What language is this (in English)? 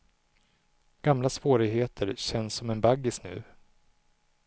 Swedish